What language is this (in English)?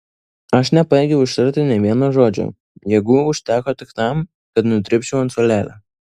Lithuanian